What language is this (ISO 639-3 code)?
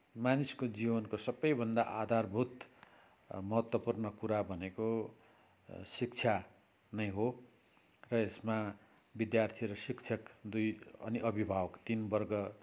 nep